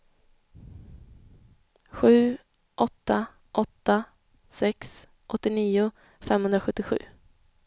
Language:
Swedish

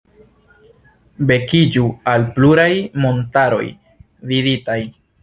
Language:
Esperanto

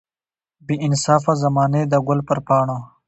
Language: Pashto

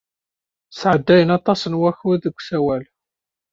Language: Kabyle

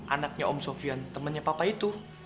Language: Indonesian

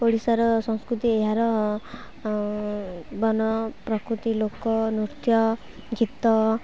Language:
Odia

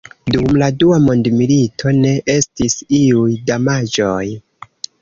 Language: Esperanto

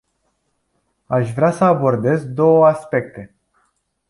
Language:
Romanian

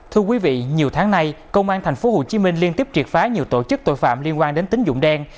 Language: Vietnamese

